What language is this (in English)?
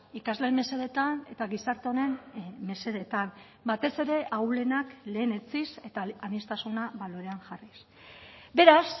Basque